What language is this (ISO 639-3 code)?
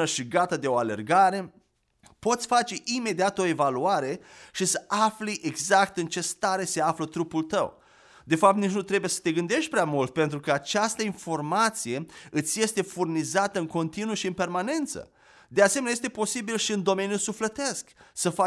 ron